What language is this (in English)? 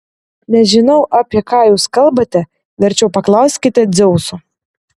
Lithuanian